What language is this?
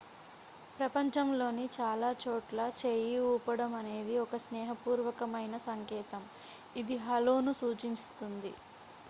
Telugu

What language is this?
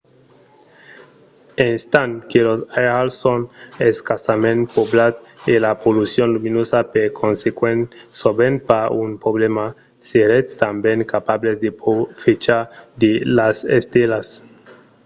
Occitan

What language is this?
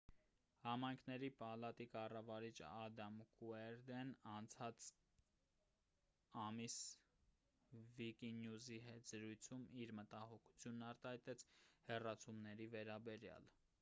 Armenian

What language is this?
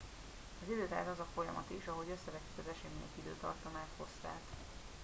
Hungarian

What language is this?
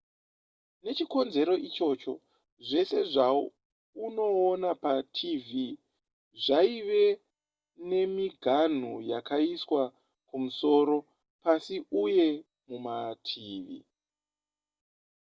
Shona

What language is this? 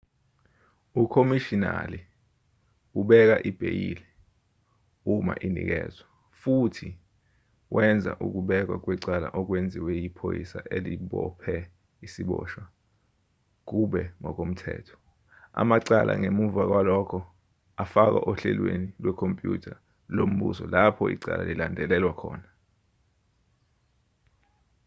Zulu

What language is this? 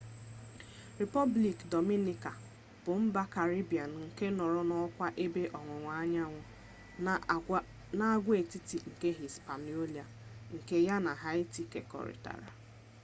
Igbo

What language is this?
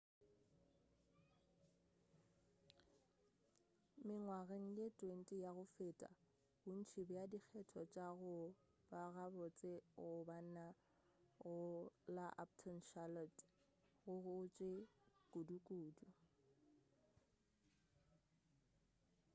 Northern Sotho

